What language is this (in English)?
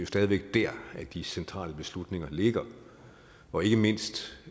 Danish